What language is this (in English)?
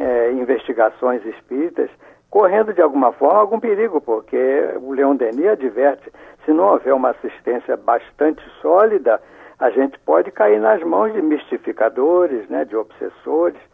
Portuguese